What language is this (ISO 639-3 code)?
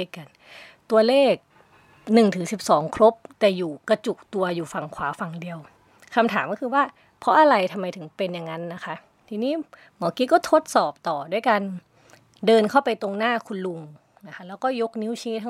tha